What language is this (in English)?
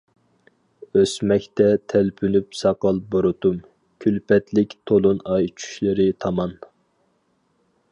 Uyghur